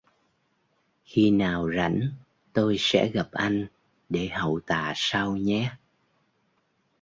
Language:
Vietnamese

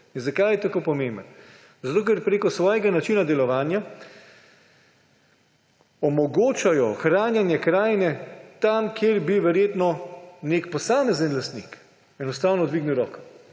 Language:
Slovenian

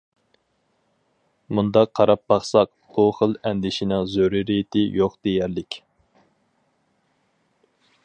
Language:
Uyghur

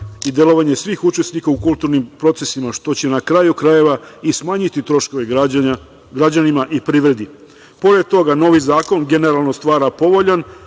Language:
Serbian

